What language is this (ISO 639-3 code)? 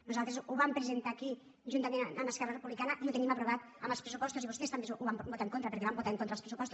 cat